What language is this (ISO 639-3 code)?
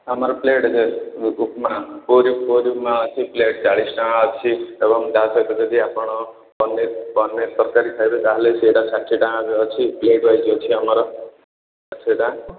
ori